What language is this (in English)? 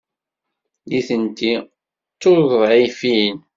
Kabyle